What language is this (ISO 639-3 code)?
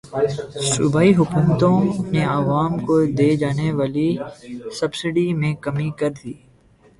urd